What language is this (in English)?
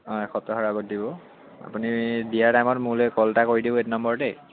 Assamese